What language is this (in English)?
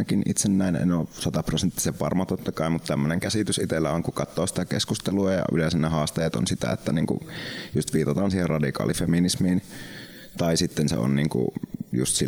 Finnish